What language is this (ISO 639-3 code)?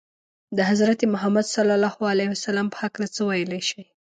pus